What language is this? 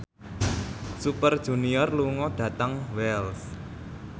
Javanese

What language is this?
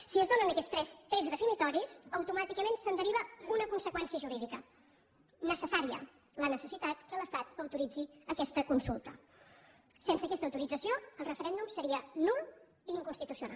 Catalan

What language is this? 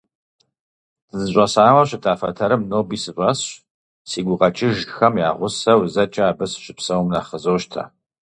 Kabardian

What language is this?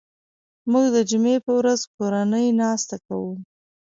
Pashto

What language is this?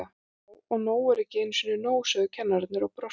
Icelandic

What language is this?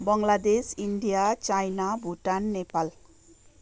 Nepali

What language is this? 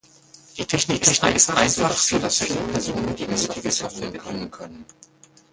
German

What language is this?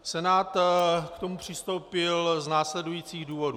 Czech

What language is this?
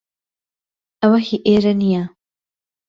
Central Kurdish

